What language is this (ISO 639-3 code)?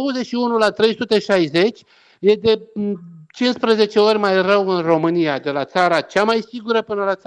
ron